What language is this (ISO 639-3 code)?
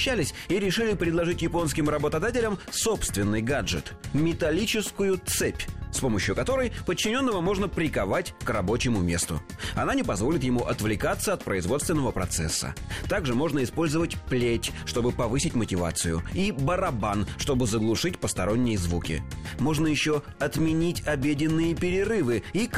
rus